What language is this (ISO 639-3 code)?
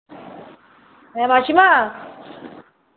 ben